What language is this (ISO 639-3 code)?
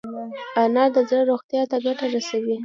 pus